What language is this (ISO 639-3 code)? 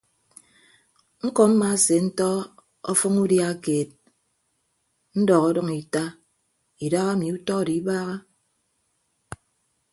ibb